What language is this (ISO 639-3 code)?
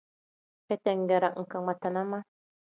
kdh